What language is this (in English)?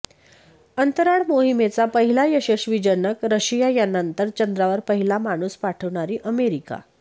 Marathi